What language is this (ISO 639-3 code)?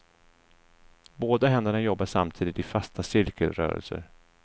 swe